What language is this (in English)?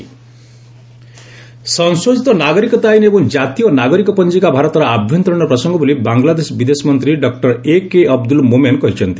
Odia